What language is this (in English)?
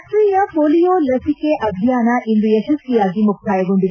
Kannada